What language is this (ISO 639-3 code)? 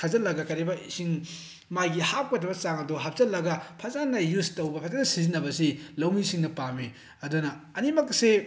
mni